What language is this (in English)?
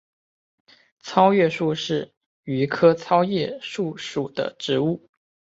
Chinese